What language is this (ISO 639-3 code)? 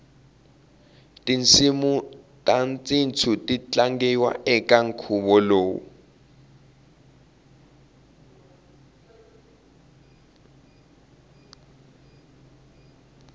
tso